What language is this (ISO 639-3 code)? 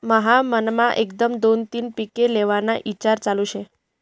mar